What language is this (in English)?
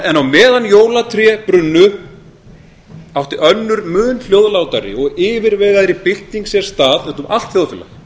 Icelandic